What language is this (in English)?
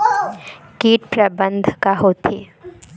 Chhattisgarhi